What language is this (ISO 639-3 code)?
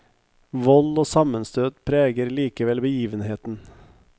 nor